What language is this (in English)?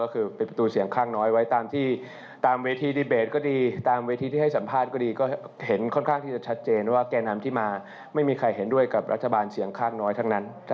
Thai